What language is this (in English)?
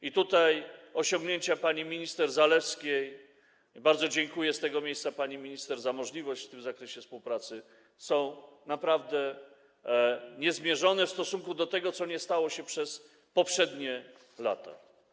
Polish